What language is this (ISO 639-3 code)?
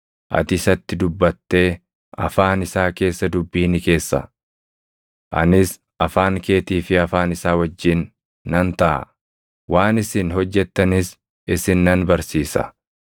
orm